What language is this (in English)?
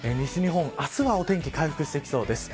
Japanese